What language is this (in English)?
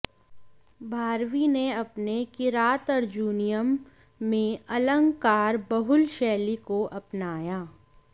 Sanskrit